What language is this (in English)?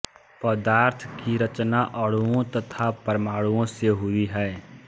Hindi